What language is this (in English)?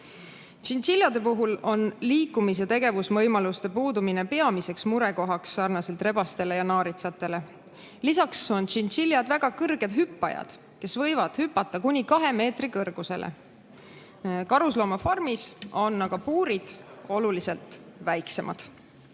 Estonian